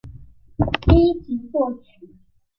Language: Chinese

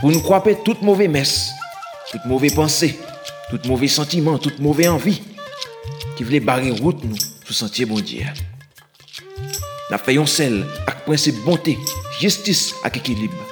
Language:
French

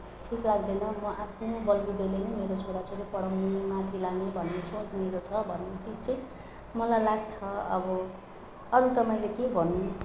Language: Nepali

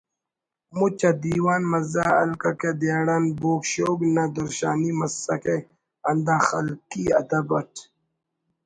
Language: Brahui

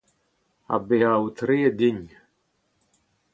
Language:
Breton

